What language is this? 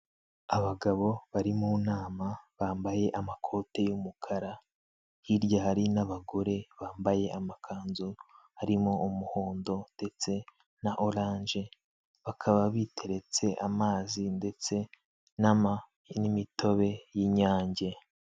Kinyarwanda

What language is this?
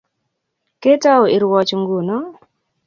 Kalenjin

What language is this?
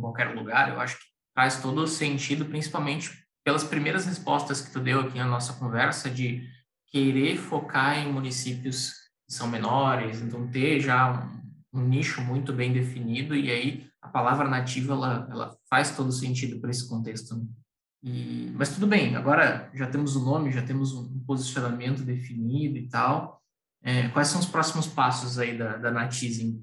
Portuguese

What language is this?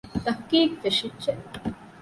Divehi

